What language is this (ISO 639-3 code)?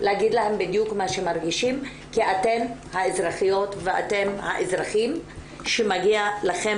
heb